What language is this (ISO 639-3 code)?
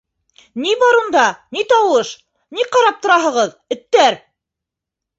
bak